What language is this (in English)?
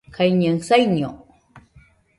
Nüpode Huitoto